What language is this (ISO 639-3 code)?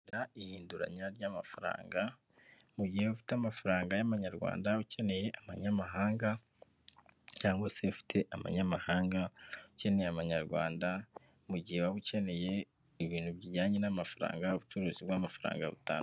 kin